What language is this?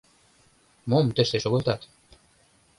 Mari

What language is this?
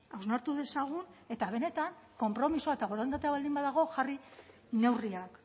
Basque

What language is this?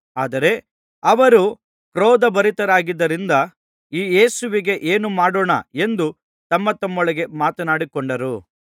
Kannada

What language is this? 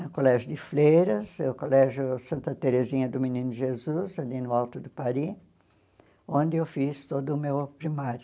Portuguese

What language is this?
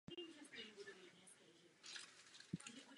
Czech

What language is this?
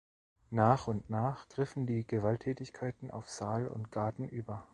German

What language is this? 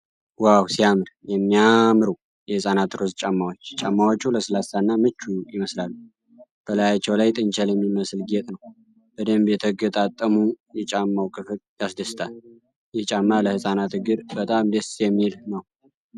Amharic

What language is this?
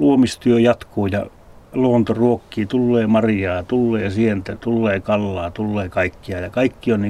Finnish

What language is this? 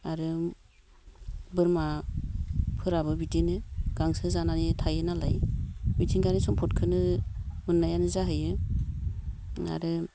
Bodo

